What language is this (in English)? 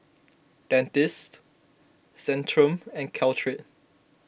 English